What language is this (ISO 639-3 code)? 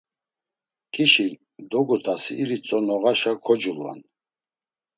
lzz